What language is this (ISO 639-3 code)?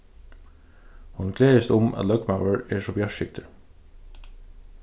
fao